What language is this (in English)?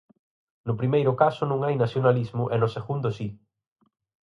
Galician